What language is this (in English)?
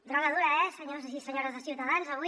Catalan